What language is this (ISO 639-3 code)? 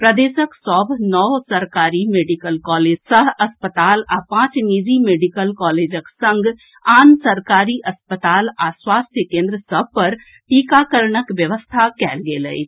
mai